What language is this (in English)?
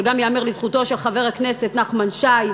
Hebrew